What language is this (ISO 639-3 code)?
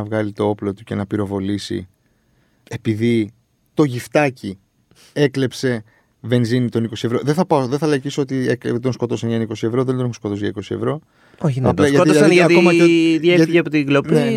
ell